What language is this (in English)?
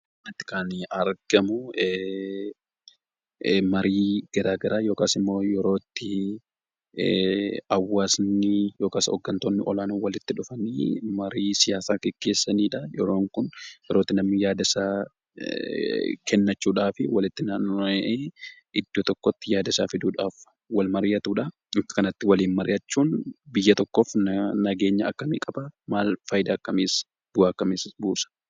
Oromo